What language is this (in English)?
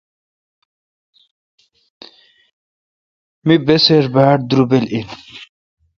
Kalkoti